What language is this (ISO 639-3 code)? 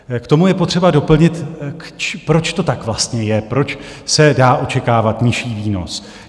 ces